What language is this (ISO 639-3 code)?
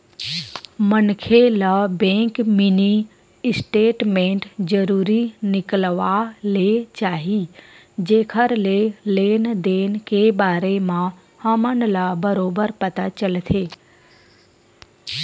hne